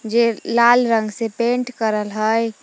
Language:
Magahi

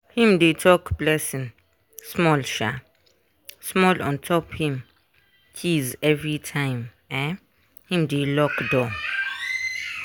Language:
Nigerian Pidgin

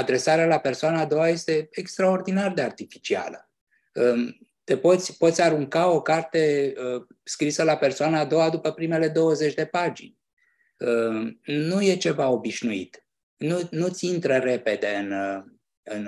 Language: Romanian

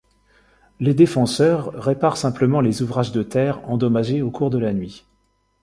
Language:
French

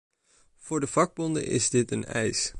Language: Dutch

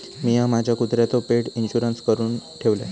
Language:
Marathi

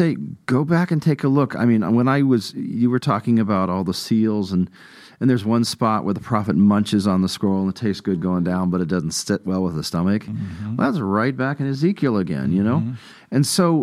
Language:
English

